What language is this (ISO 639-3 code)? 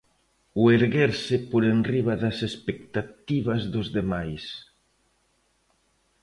glg